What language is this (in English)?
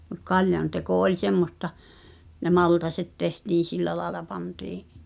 Finnish